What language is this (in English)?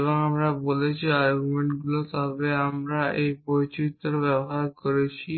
Bangla